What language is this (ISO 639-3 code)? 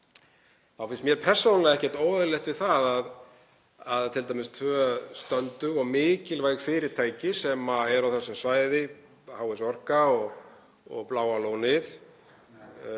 isl